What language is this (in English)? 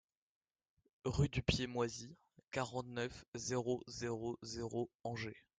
French